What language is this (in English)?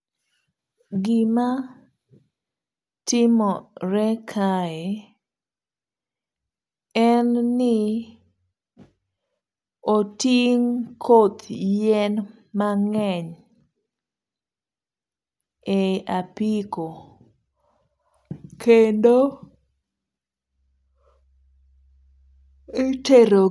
Luo (Kenya and Tanzania)